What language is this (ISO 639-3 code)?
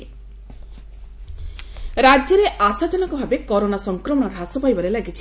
ori